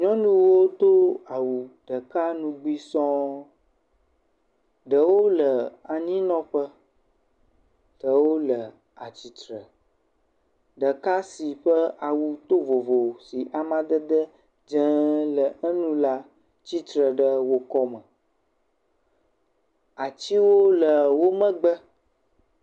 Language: Ewe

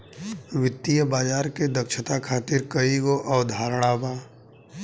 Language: Bhojpuri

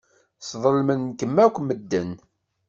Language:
Kabyle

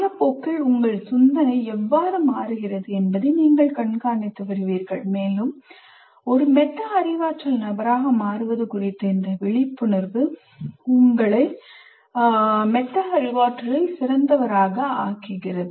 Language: Tamil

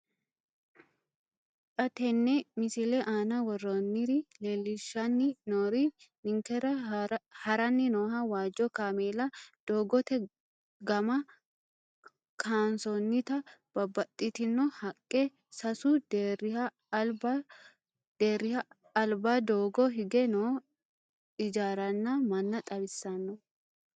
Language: Sidamo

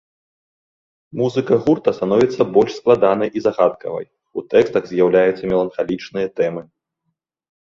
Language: Belarusian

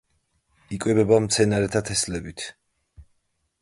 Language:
Georgian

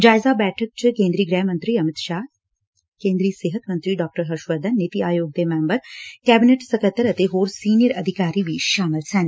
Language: Punjabi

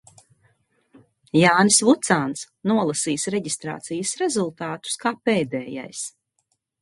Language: Latvian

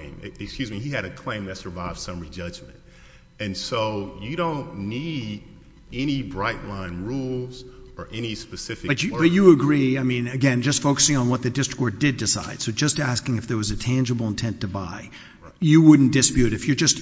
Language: English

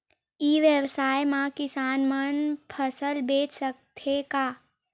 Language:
Chhattisgarhi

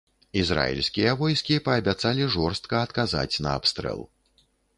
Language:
Belarusian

